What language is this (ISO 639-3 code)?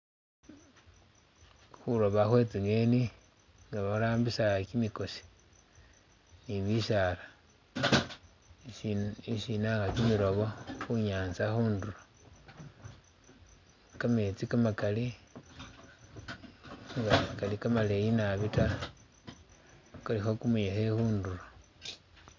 myx